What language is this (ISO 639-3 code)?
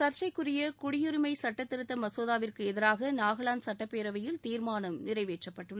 tam